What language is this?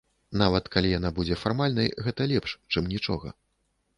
Belarusian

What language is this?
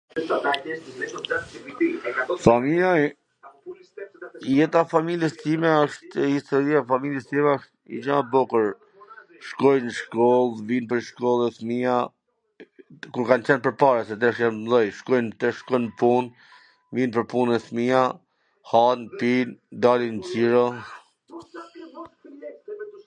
Gheg Albanian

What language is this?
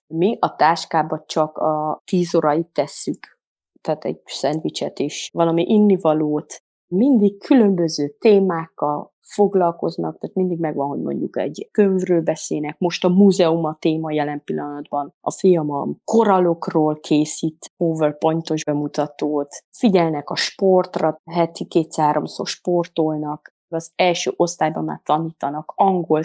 Hungarian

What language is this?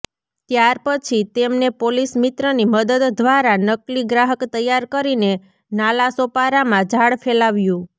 Gujarati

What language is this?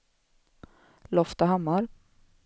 Swedish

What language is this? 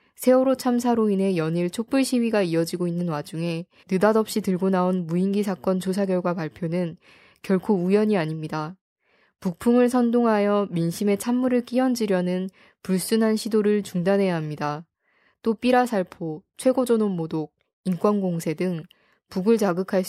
Korean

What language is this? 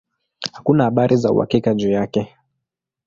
Swahili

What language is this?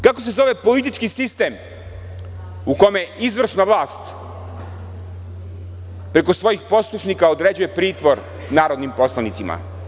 Serbian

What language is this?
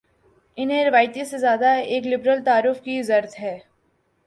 Urdu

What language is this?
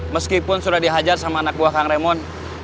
Indonesian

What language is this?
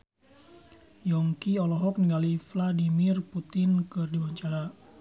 Sundanese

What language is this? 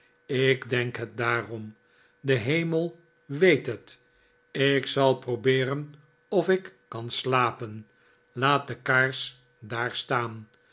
Dutch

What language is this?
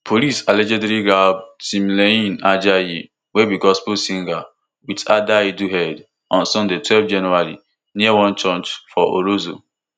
Nigerian Pidgin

